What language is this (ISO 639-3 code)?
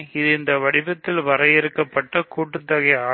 tam